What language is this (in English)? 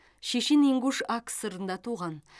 Kazakh